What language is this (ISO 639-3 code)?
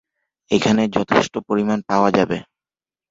ben